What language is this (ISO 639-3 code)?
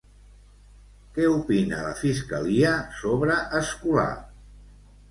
cat